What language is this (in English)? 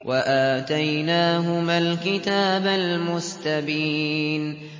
Arabic